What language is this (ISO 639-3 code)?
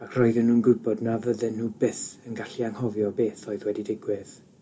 cym